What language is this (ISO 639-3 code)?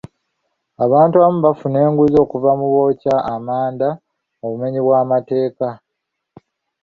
lug